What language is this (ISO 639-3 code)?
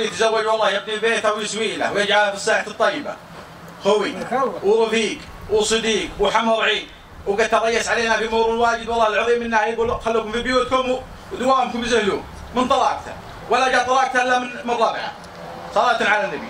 ara